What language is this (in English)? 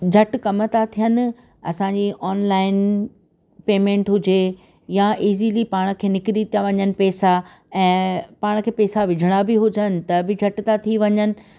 Sindhi